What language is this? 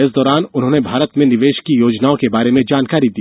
Hindi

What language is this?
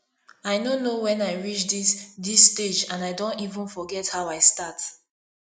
Nigerian Pidgin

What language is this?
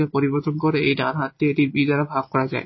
Bangla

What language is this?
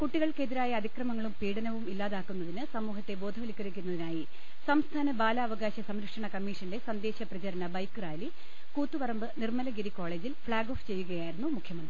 Malayalam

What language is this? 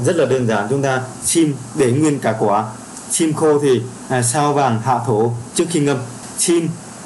Vietnamese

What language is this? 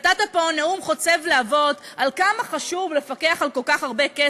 Hebrew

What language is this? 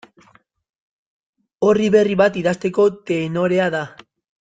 Basque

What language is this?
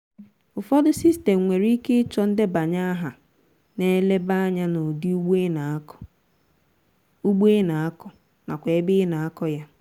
Igbo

